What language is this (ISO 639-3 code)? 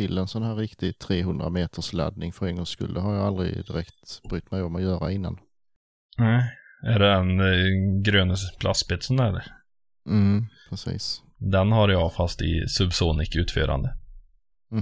swe